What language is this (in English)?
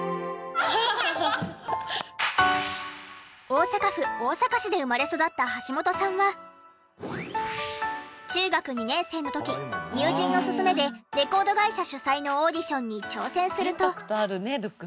Japanese